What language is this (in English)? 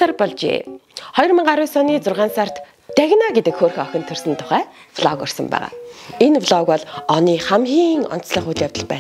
German